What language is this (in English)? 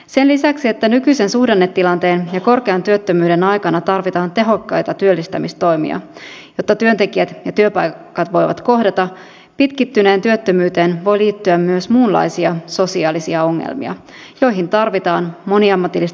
Finnish